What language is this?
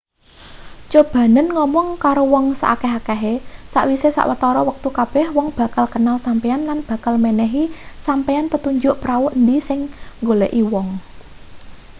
Javanese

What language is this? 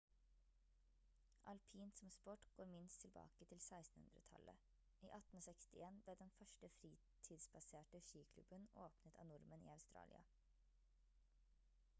Norwegian Bokmål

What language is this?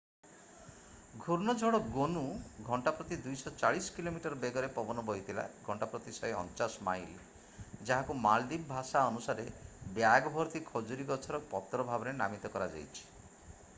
Odia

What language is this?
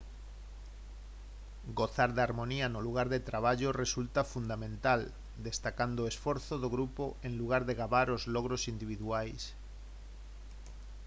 Galician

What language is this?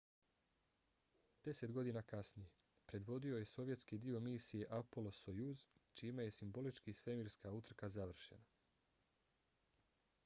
Bosnian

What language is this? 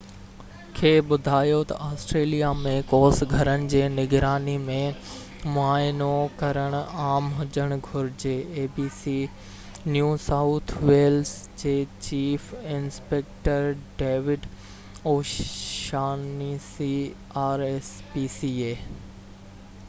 Sindhi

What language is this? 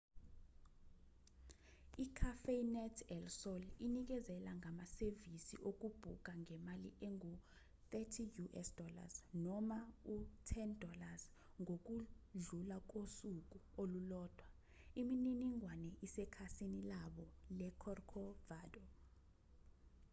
Zulu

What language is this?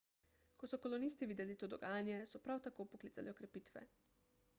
Slovenian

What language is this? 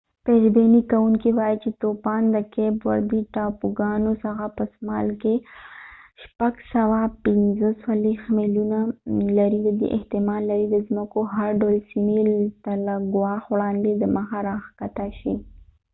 Pashto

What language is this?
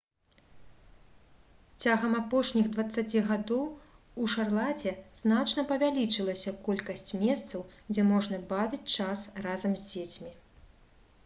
Belarusian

